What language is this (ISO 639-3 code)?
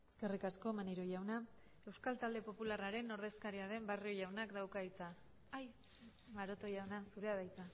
eus